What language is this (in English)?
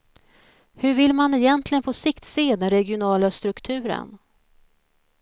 Swedish